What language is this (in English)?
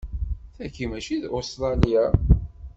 Kabyle